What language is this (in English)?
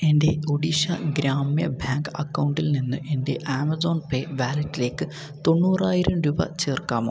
Malayalam